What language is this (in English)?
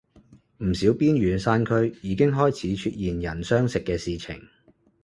Cantonese